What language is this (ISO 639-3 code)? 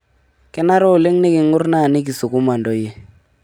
mas